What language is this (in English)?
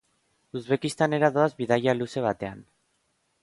Basque